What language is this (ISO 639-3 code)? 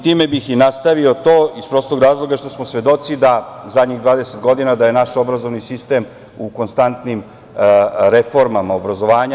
srp